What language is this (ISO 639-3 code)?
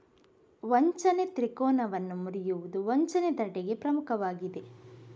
kan